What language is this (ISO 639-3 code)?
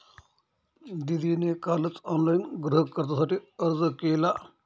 mar